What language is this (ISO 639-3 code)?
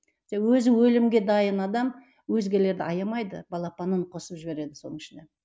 kaz